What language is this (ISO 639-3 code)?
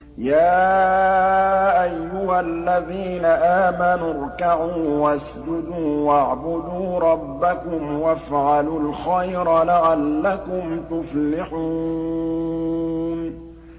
ara